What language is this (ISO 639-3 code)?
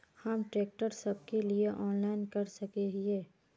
mag